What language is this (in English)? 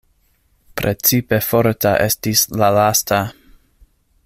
Esperanto